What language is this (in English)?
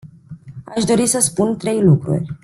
Romanian